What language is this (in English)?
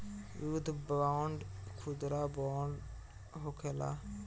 Bhojpuri